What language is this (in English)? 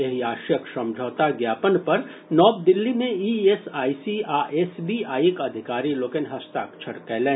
Maithili